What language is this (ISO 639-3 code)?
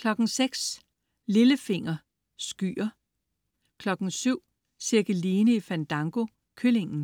dan